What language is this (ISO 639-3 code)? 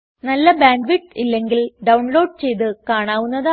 mal